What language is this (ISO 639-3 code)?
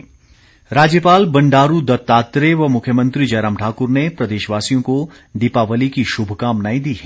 hin